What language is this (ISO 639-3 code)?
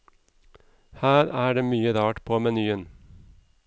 nor